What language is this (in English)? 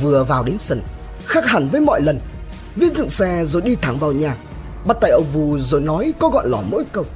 Vietnamese